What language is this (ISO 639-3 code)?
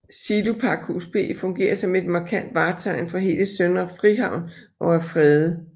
dan